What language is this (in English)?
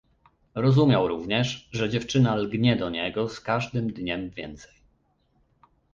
Polish